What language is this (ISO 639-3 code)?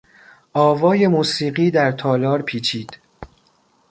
fas